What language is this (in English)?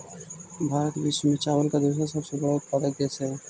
Magahi